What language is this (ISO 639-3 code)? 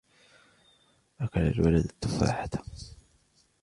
ara